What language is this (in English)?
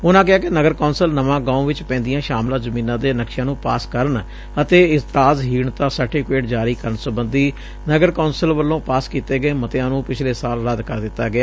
Punjabi